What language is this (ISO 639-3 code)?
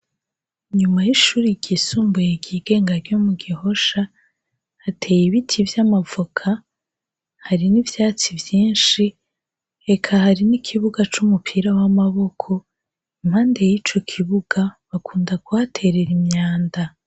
run